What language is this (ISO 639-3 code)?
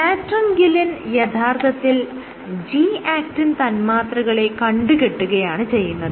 mal